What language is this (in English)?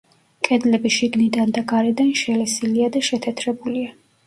Georgian